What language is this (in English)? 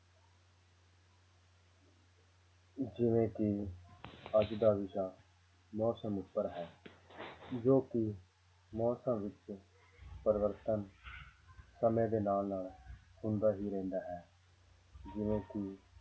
Punjabi